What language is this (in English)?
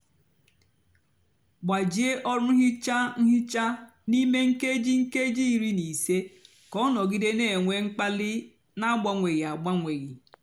Igbo